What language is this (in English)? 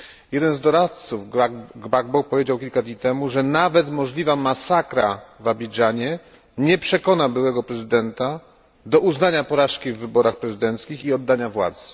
Polish